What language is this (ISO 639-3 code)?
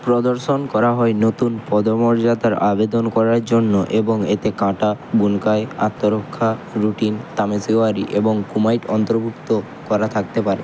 ben